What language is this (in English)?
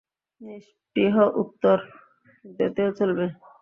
Bangla